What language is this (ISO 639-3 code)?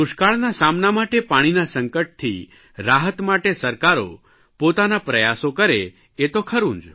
guj